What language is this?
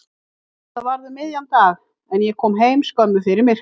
Icelandic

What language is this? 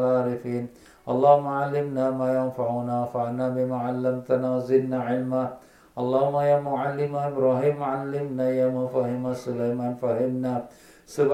Malay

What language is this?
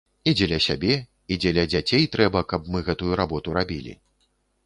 Belarusian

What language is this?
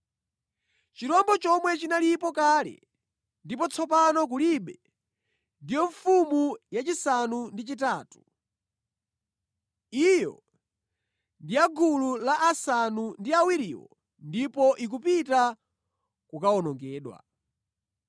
Nyanja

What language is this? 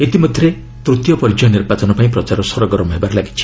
Odia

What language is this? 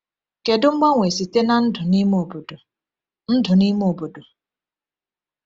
Igbo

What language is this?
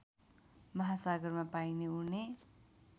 Nepali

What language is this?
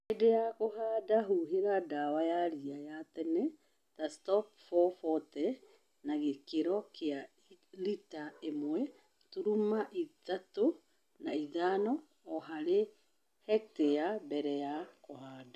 Kikuyu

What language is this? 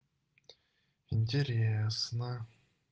Russian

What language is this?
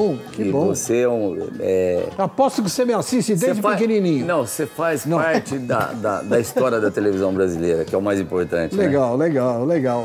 Portuguese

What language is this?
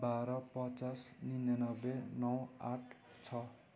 Nepali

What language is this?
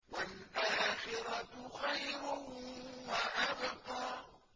Arabic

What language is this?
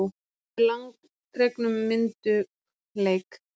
Icelandic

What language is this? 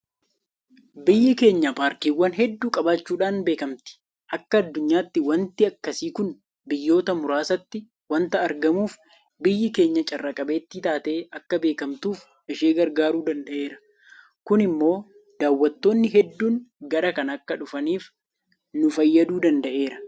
Oromo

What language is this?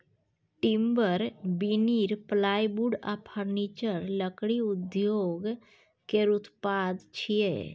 Maithili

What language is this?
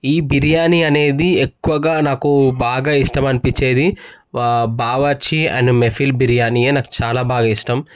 Telugu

